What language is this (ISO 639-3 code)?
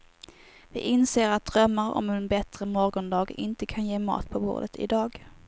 swe